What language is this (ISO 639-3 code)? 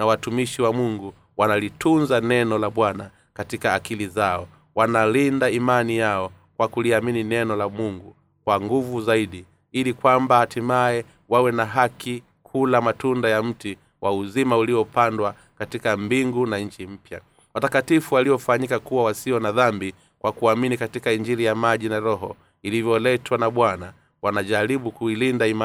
swa